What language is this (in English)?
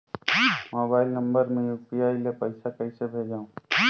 Chhattisgarhi